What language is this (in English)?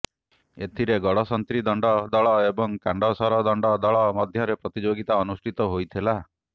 Odia